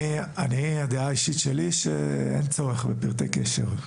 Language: Hebrew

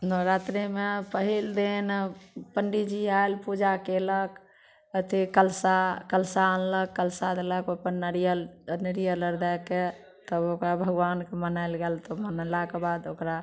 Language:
Maithili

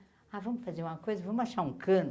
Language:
Portuguese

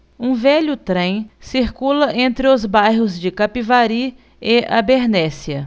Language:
Portuguese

